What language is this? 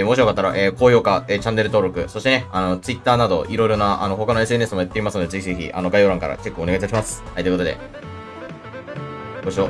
Japanese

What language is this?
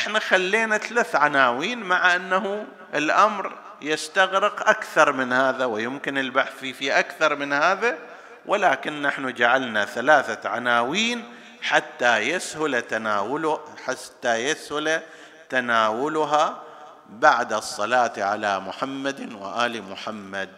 Arabic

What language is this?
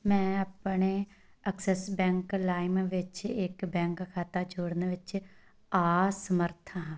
Punjabi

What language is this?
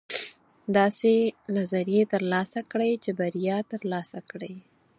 Pashto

